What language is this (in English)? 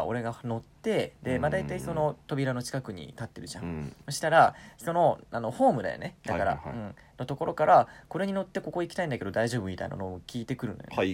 Japanese